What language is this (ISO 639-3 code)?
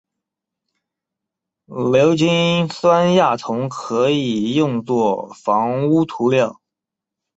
zho